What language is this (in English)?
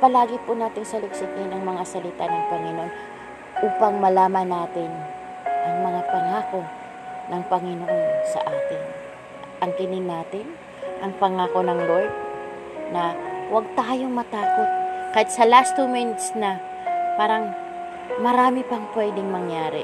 Filipino